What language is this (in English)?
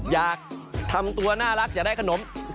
Thai